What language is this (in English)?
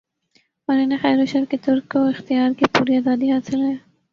Urdu